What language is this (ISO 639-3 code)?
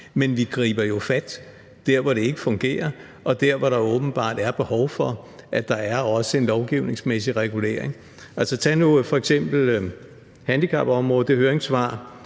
dan